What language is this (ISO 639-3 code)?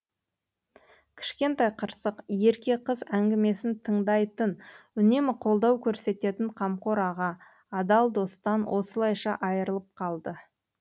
kaz